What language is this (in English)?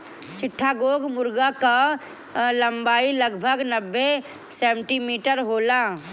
Bhojpuri